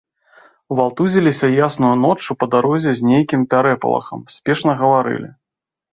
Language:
Belarusian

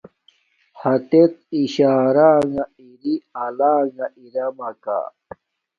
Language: Domaaki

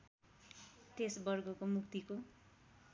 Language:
Nepali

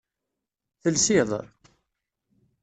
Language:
Kabyle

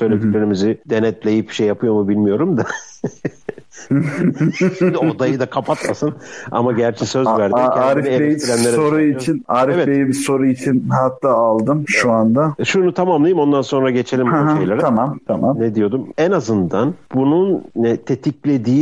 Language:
Turkish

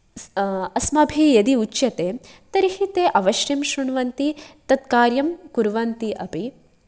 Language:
Sanskrit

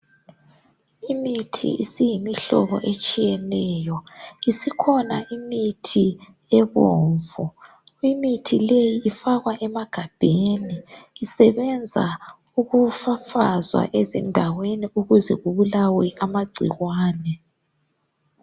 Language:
North Ndebele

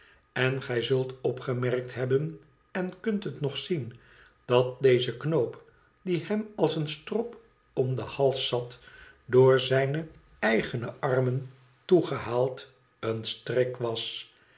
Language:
Dutch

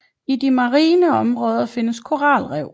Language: Danish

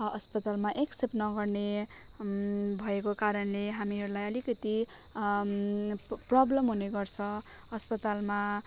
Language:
Nepali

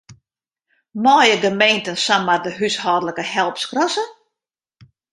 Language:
Western Frisian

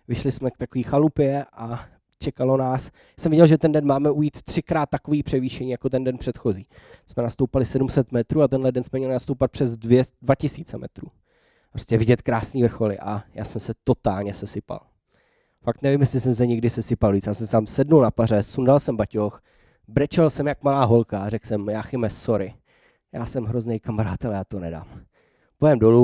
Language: Czech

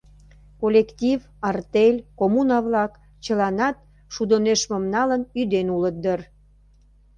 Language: Mari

